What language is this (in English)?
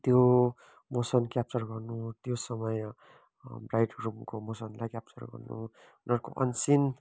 Nepali